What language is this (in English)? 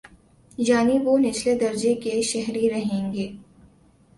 Urdu